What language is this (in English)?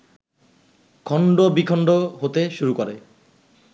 Bangla